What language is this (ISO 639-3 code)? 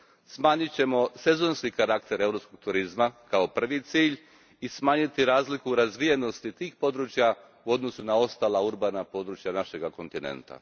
hrv